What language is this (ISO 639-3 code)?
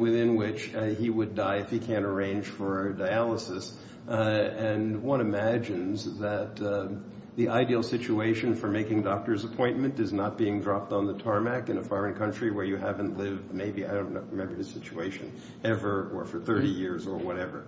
eng